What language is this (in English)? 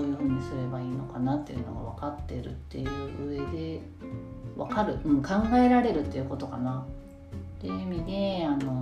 Japanese